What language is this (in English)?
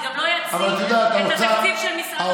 Hebrew